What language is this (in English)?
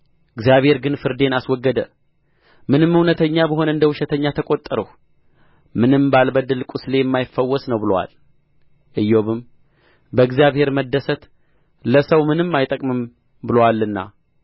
Amharic